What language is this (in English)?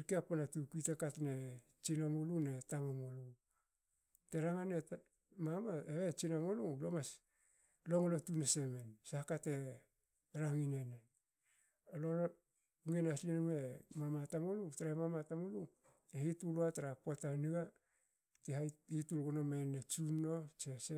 Hakö